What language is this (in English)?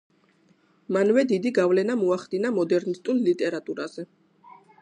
Georgian